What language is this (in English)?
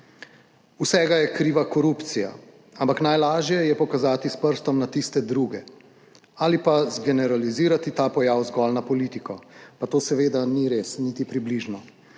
Slovenian